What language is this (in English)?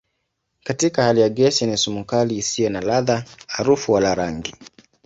Swahili